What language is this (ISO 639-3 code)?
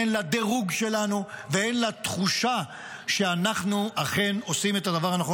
heb